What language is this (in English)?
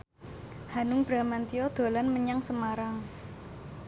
Javanese